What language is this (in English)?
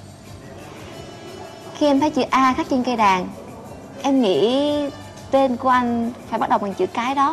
Vietnamese